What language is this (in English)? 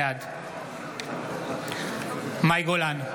Hebrew